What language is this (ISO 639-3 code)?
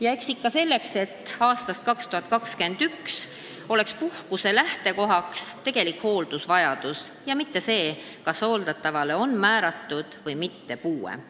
est